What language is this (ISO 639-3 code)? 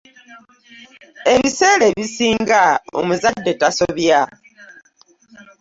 lug